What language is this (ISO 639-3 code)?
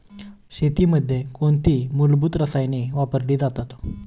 mar